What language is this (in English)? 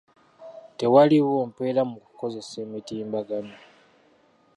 Ganda